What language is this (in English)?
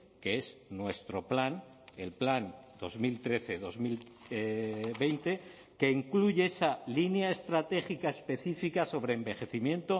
Spanish